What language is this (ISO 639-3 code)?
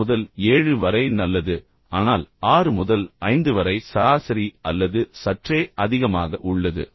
tam